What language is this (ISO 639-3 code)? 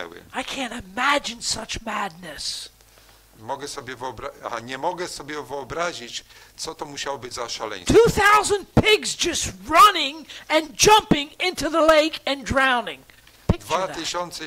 pol